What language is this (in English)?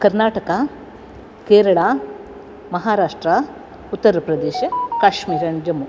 Sanskrit